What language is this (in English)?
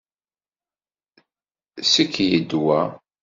Kabyle